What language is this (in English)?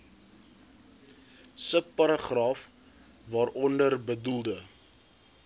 Afrikaans